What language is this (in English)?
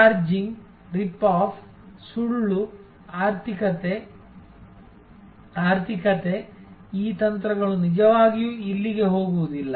Kannada